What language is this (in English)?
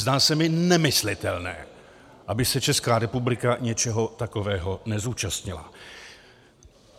Czech